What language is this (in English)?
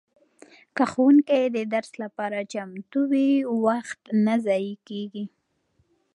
Pashto